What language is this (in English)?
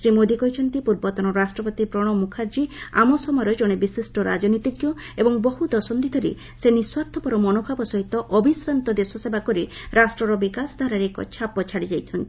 Odia